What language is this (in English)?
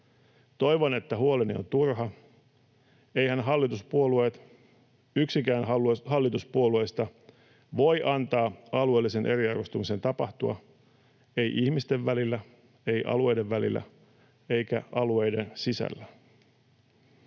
Finnish